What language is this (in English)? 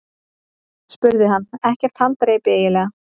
Icelandic